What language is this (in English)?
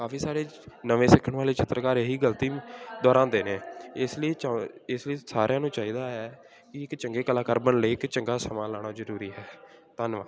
Punjabi